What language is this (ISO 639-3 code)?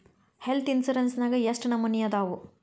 kan